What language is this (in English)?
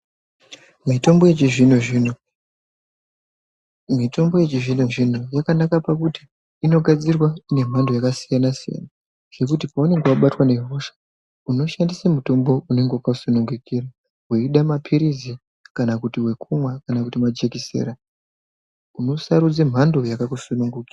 Ndau